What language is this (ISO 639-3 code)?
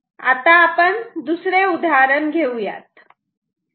mar